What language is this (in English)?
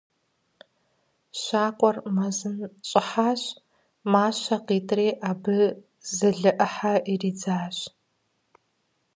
Kabardian